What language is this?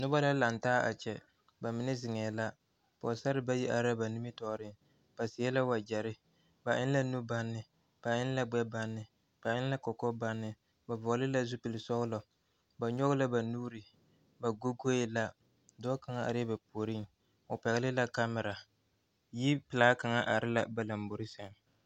Southern Dagaare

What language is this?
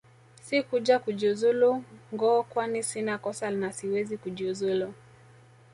Swahili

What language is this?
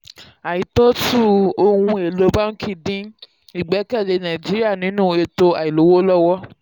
Yoruba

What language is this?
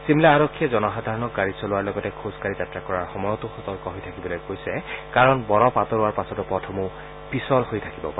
Assamese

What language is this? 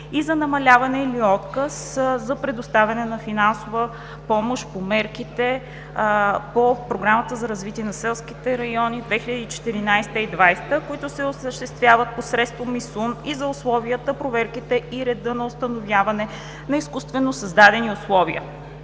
Bulgarian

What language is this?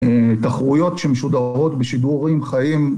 Hebrew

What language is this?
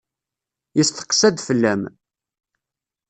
Kabyle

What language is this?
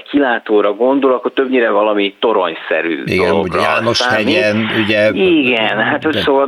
Hungarian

